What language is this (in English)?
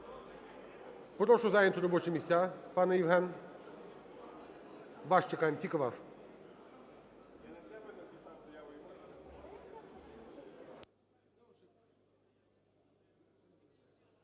Ukrainian